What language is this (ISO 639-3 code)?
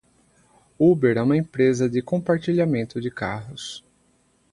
por